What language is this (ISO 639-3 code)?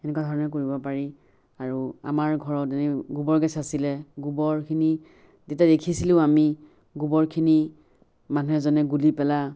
asm